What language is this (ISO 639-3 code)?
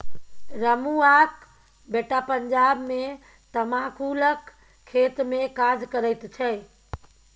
mai